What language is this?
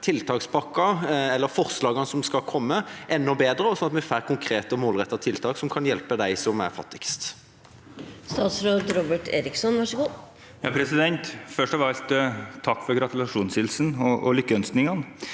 Norwegian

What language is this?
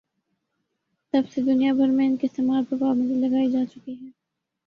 Urdu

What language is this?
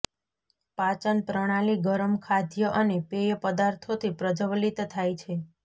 Gujarati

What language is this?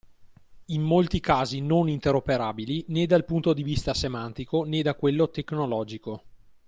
Italian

